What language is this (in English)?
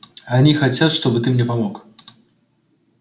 Russian